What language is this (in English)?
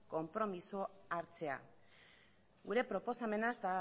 Basque